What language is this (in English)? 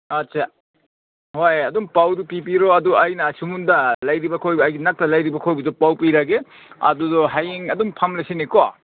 Manipuri